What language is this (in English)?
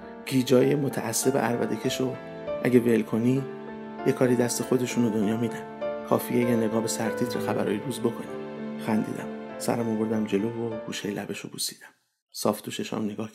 Persian